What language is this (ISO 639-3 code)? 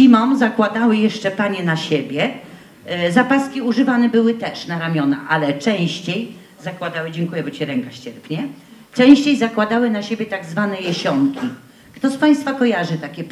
pol